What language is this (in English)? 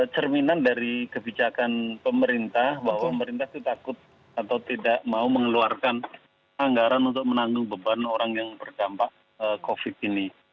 Indonesian